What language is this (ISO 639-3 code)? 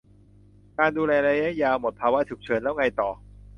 tha